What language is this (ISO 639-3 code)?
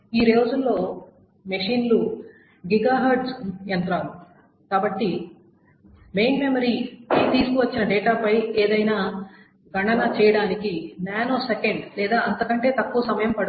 tel